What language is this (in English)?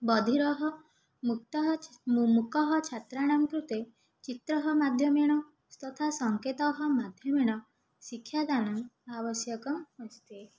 Sanskrit